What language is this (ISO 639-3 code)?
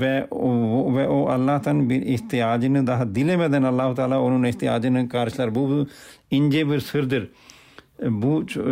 tur